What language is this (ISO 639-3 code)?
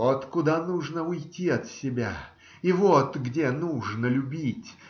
rus